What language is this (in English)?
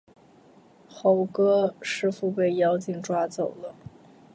Chinese